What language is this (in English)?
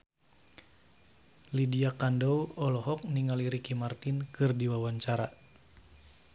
Sundanese